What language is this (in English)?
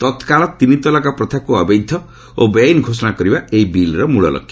Odia